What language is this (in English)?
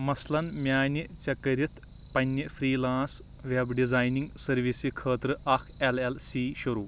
Kashmiri